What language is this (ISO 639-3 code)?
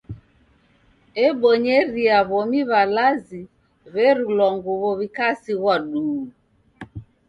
dav